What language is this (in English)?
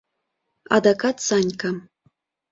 Mari